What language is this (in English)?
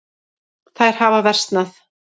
Icelandic